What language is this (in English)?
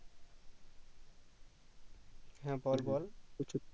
Bangla